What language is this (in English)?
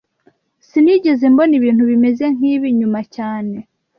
Kinyarwanda